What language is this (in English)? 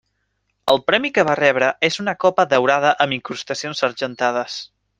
Catalan